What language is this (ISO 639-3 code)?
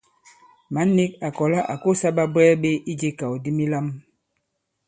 abb